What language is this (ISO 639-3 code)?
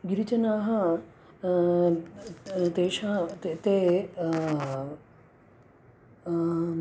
san